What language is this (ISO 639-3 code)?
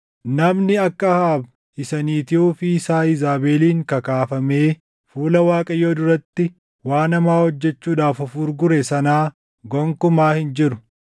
orm